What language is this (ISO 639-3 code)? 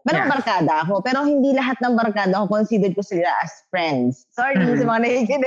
fil